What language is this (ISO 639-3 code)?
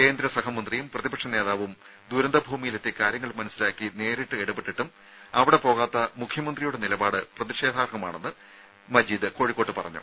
mal